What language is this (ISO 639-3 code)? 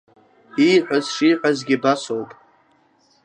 abk